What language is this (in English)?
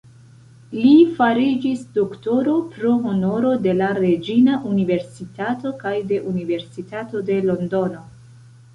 Esperanto